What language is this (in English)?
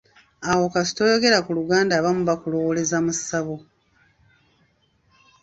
Ganda